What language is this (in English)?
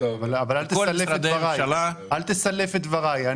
Hebrew